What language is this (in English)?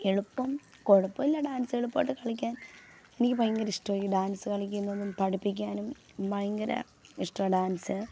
Malayalam